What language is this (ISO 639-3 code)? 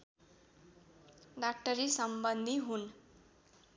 nep